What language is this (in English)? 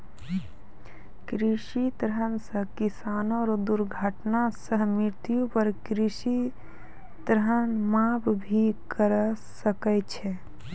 Maithili